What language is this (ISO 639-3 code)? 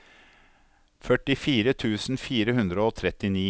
nor